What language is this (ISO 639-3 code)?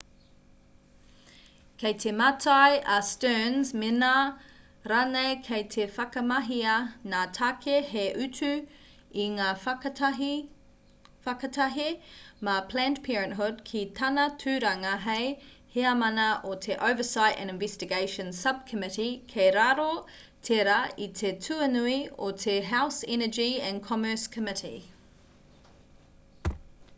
mri